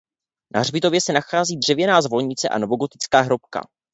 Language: Czech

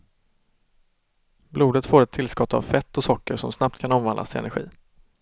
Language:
Swedish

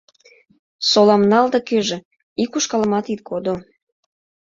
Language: Mari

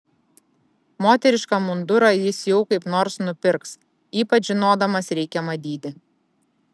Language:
Lithuanian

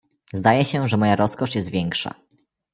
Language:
Polish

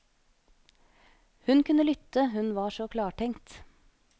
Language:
Norwegian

